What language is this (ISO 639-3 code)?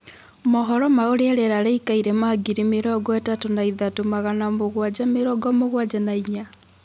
kik